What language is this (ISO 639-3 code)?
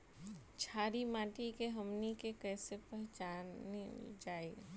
bho